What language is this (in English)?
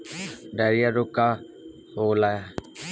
Bhojpuri